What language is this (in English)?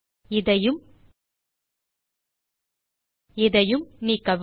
Tamil